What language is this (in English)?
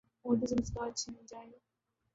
Urdu